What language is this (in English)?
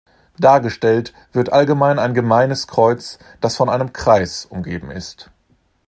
German